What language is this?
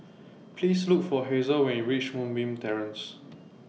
English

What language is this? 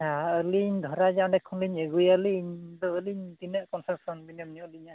Santali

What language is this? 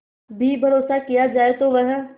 Hindi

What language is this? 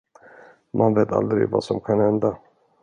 Swedish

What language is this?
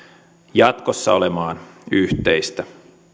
Finnish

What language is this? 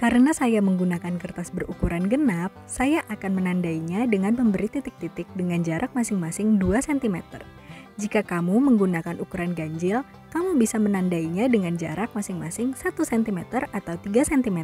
Indonesian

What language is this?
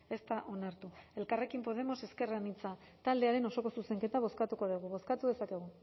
Basque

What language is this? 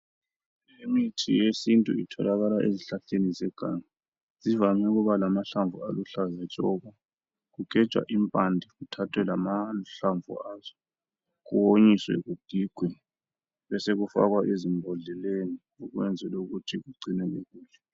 North Ndebele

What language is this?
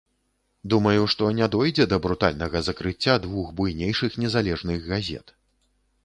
Belarusian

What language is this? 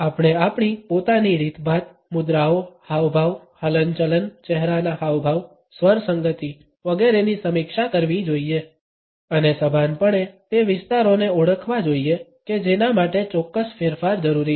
Gujarati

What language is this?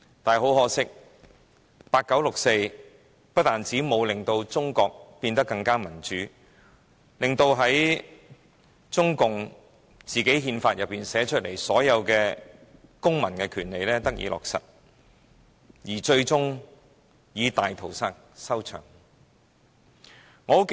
Cantonese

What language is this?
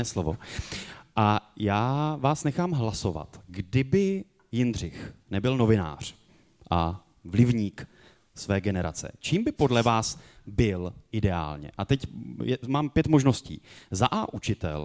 Czech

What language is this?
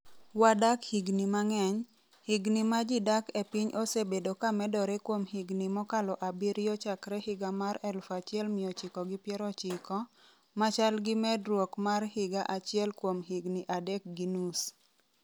Luo (Kenya and Tanzania)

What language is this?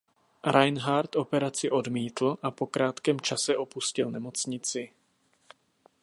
Czech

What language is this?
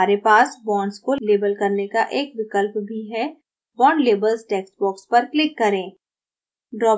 Hindi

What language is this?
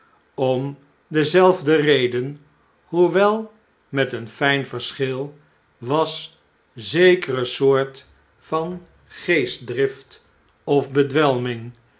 Dutch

